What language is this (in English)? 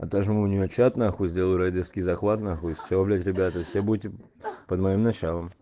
Russian